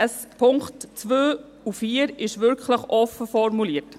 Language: Swiss German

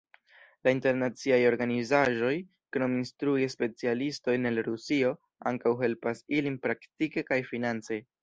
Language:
Esperanto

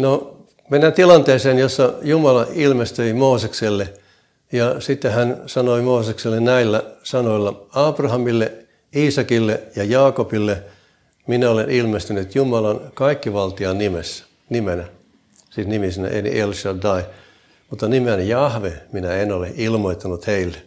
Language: Finnish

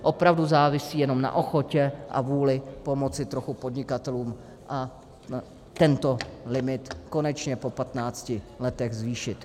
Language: Czech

